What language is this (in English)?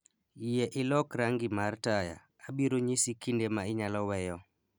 Luo (Kenya and Tanzania)